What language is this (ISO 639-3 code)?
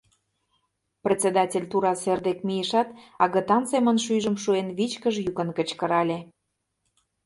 chm